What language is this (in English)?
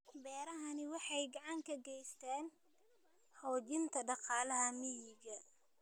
Somali